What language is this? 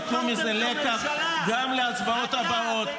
Hebrew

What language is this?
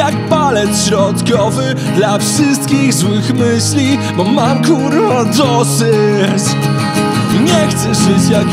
Polish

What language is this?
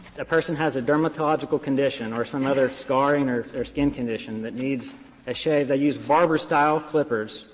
English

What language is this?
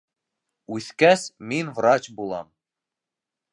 Bashkir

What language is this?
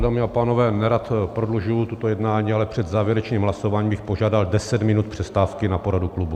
Czech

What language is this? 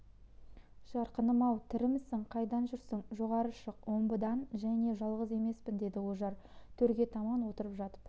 Kazakh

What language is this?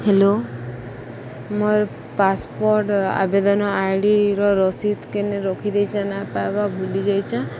Odia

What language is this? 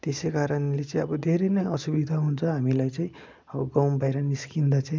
Nepali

